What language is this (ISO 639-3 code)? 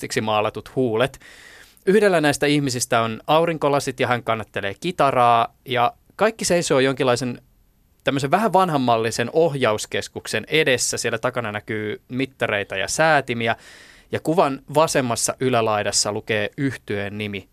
fin